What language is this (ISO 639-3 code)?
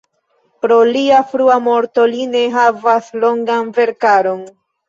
epo